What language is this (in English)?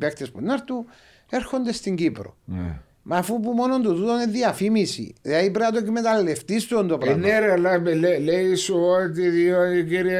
Greek